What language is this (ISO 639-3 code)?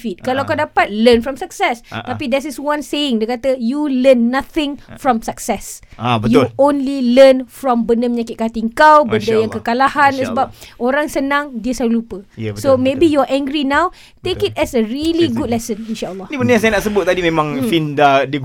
msa